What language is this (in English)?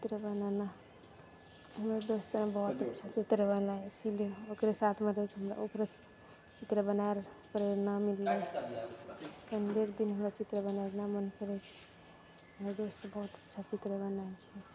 Maithili